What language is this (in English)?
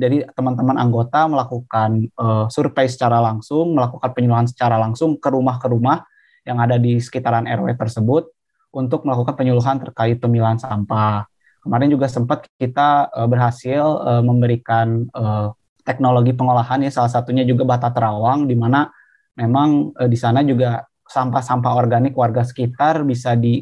Indonesian